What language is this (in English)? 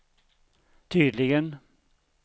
Swedish